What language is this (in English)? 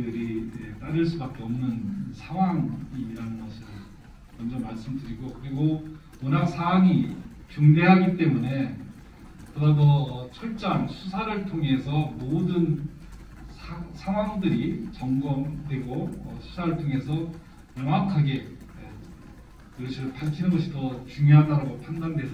Korean